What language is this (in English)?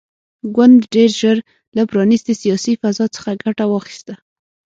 Pashto